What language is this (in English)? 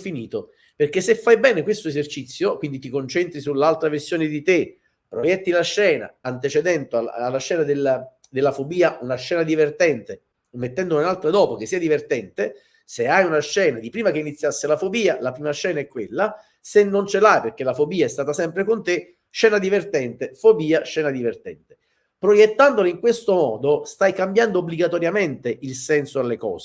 Italian